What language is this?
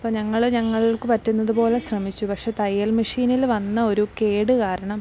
Malayalam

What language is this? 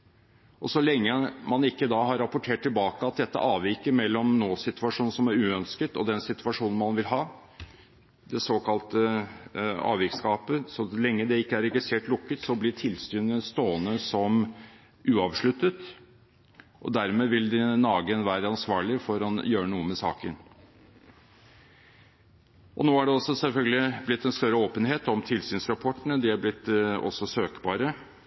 Norwegian Bokmål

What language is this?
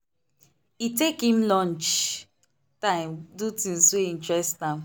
Nigerian Pidgin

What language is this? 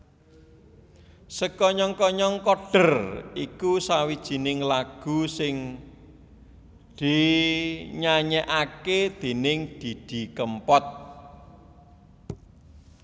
Javanese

